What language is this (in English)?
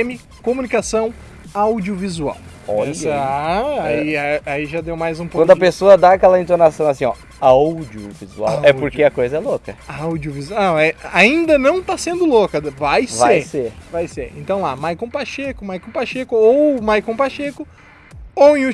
Portuguese